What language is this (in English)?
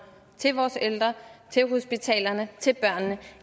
Danish